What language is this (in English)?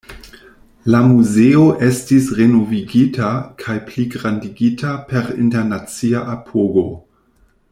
Esperanto